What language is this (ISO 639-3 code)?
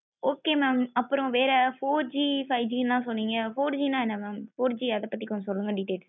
tam